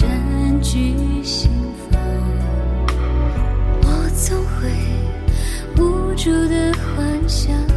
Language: Chinese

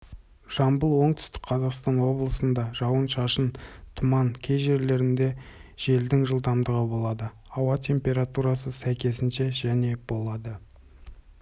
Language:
Kazakh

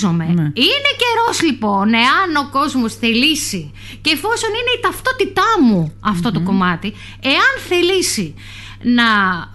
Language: Greek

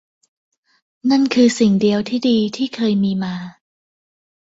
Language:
Thai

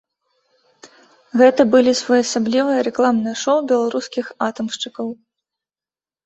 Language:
Belarusian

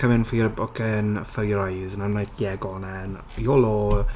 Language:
English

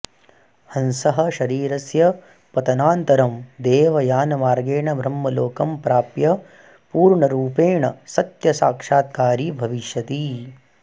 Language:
Sanskrit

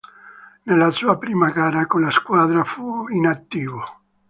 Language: Italian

